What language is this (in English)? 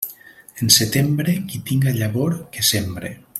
Catalan